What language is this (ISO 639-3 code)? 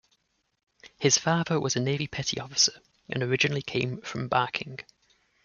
eng